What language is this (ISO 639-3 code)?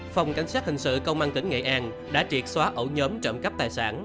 vie